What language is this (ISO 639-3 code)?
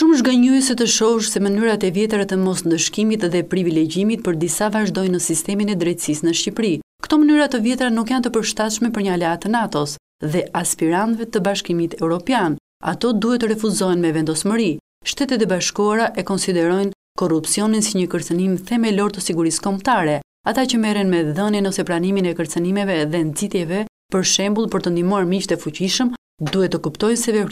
ron